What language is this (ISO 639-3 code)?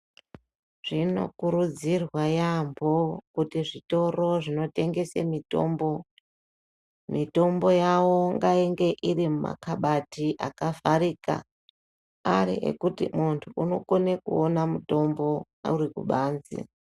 ndc